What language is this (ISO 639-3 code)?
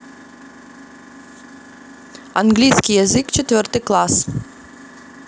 rus